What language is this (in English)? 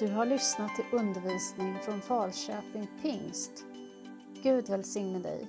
Swedish